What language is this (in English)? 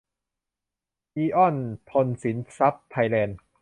Thai